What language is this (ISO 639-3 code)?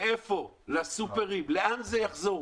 heb